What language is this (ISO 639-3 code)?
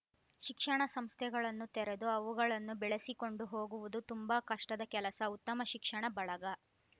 kan